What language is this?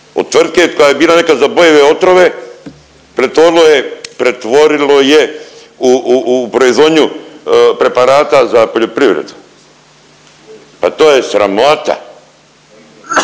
Croatian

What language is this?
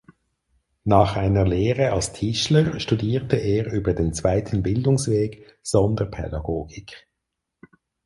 German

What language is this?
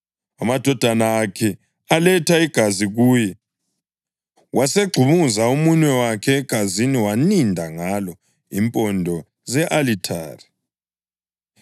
North Ndebele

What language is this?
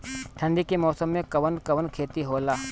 Bhojpuri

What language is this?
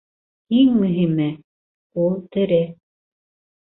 Bashkir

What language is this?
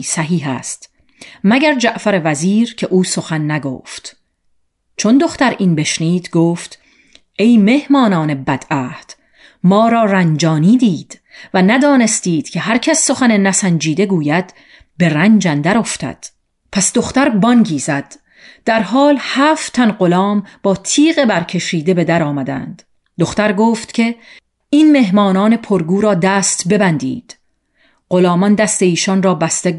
Persian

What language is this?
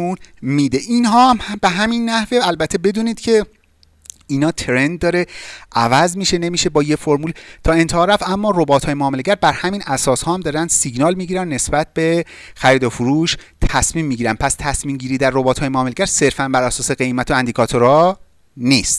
Persian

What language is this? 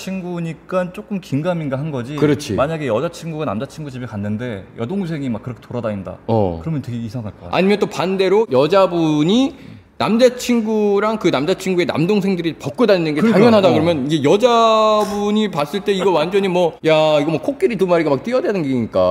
Korean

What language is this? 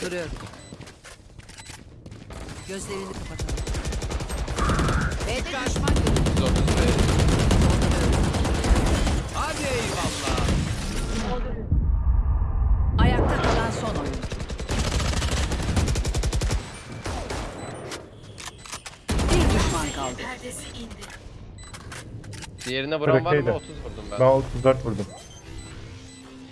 Turkish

